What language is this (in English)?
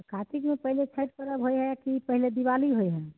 Maithili